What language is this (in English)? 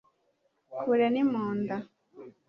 Kinyarwanda